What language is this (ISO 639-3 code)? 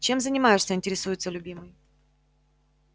rus